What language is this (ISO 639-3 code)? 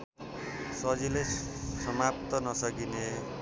nep